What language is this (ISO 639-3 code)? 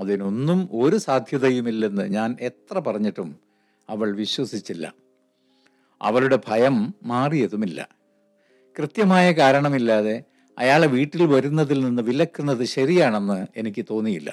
mal